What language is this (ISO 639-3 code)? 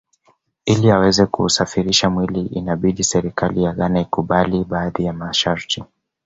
swa